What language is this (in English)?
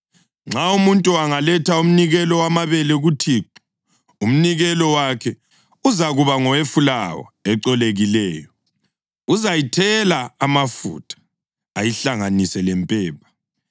North Ndebele